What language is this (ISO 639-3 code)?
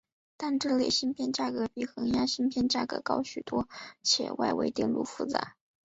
zho